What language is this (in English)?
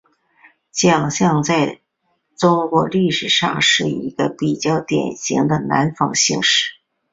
Chinese